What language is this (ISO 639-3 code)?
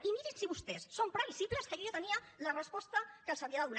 cat